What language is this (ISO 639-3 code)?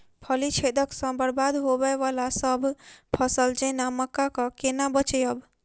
mai